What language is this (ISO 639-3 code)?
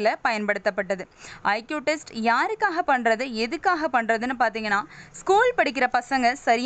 tam